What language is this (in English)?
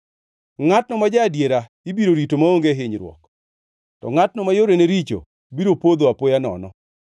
Luo (Kenya and Tanzania)